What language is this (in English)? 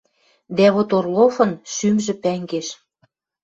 Western Mari